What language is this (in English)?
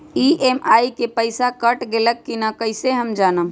Magahi